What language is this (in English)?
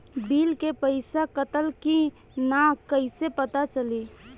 Bhojpuri